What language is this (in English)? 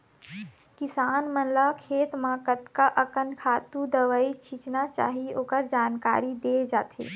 Chhattisgarhi